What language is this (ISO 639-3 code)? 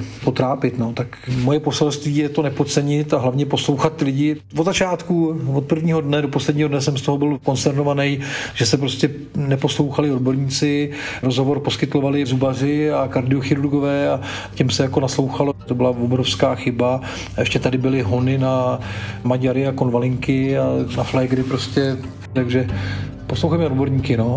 ces